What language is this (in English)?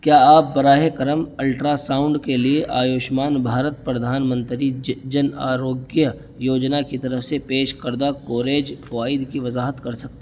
Urdu